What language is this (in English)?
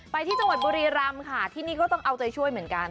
Thai